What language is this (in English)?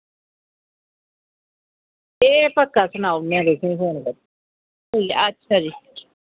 Dogri